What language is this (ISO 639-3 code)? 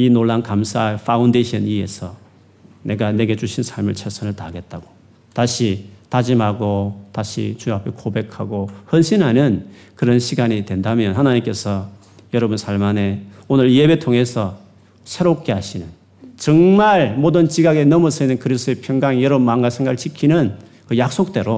kor